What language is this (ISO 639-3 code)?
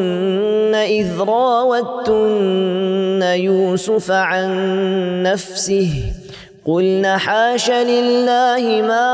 ara